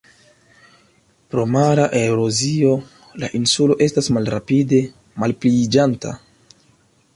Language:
Esperanto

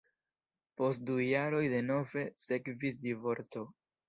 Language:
Esperanto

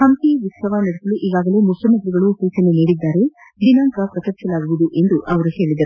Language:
Kannada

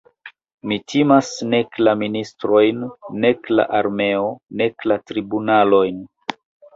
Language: Esperanto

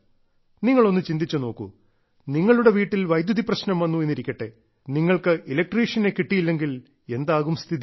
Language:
Malayalam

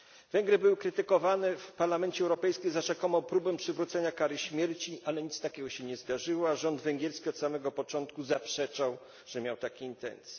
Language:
Polish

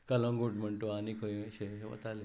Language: Konkani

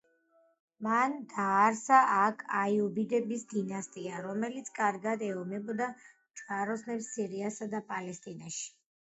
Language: Georgian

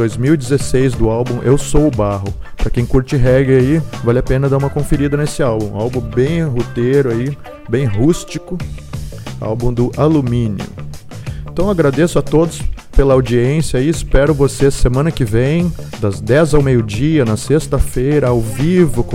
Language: Portuguese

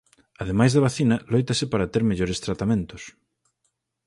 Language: Galician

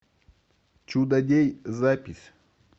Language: Russian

